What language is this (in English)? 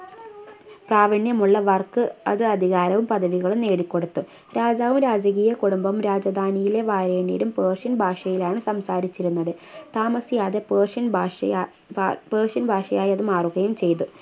Malayalam